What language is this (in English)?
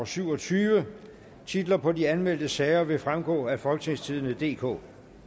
Danish